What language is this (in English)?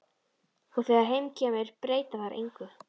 Icelandic